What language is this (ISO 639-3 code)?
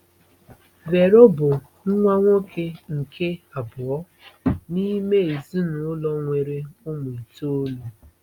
ibo